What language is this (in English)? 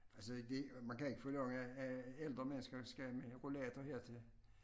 Danish